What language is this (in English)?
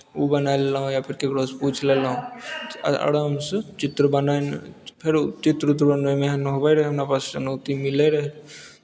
Maithili